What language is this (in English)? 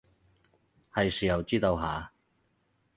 Cantonese